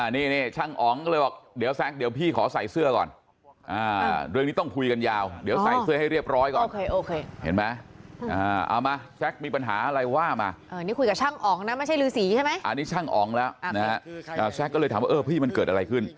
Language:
Thai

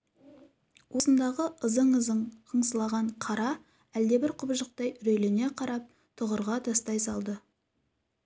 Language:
Kazakh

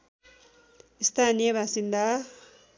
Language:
Nepali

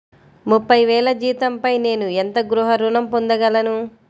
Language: Telugu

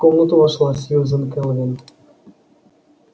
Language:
Russian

